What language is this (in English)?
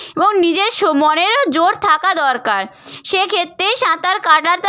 Bangla